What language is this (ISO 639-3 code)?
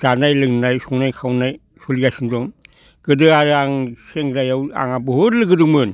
brx